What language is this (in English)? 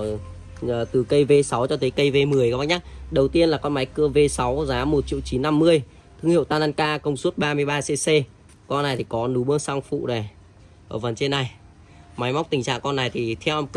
Vietnamese